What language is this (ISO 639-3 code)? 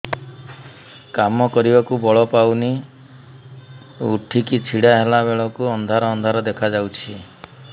ori